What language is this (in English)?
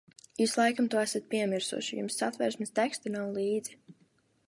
Latvian